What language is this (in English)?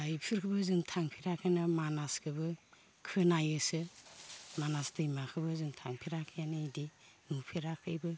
Bodo